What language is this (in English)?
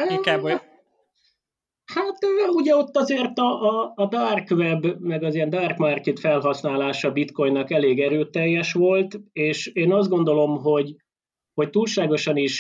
Hungarian